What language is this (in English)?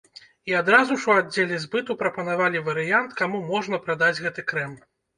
Belarusian